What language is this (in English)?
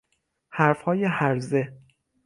Persian